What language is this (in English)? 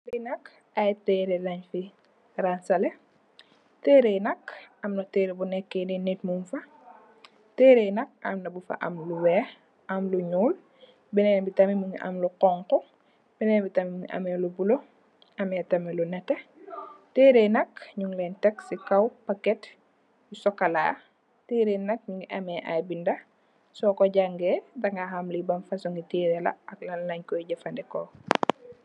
Wolof